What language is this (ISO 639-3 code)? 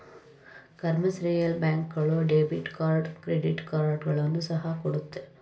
kan